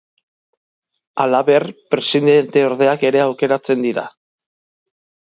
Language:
Basque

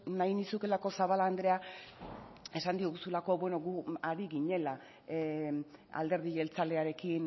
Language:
Basque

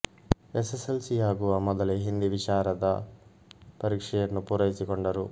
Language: Kannada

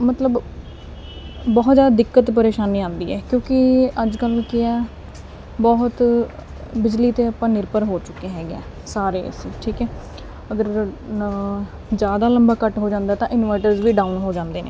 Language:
Punjabi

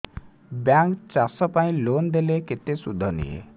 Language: Odia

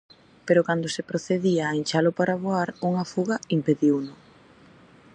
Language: Galician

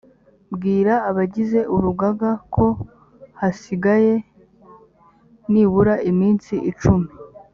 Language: Kinyarwanda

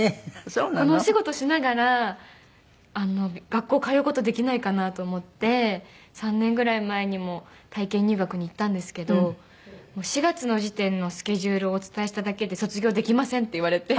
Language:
Japanese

